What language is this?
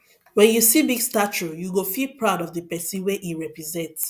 Nigerian Pidgin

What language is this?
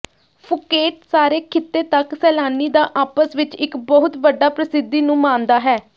Punjabi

